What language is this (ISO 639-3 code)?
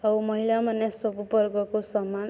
ori